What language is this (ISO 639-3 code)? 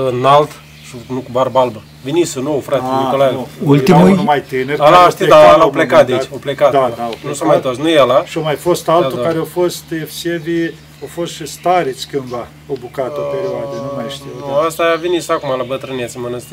ron